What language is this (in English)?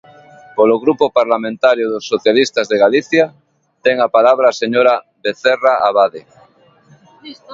Galician